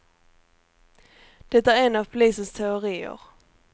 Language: Swedish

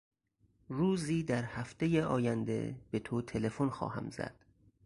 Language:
Persian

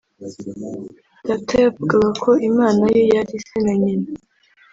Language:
Kinyarwanda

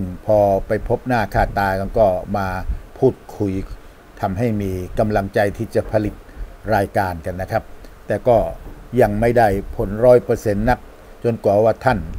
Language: Thai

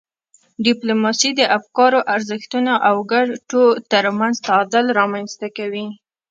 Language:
Pashto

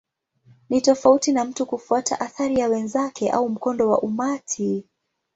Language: Swahili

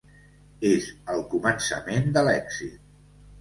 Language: Catalan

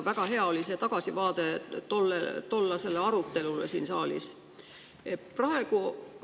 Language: Estonian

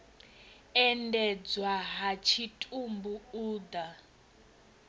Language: Venda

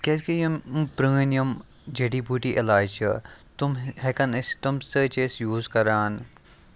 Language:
Kashmiri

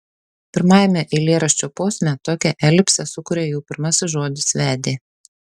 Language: Lithuanian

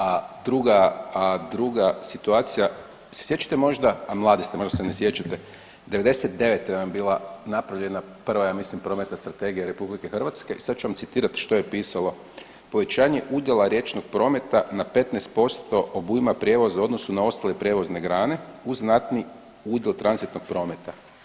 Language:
Croatian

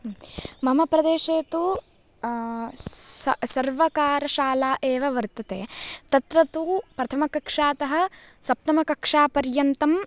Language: Sanskrit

